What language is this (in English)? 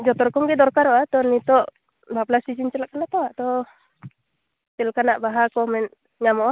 Santali